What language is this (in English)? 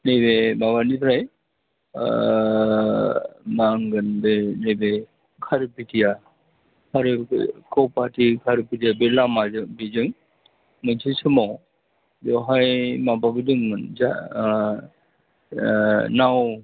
Bodo